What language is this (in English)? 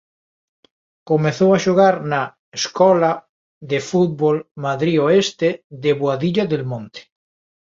Galician